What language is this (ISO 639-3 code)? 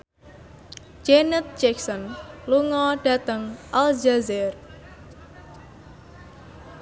jav